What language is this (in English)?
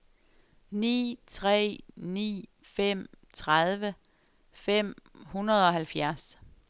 Danish